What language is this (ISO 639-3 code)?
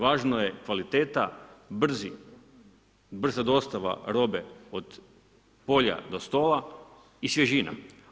hrv